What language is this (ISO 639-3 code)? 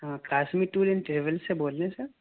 urd